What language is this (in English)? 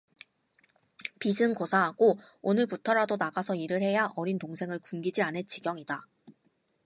Korean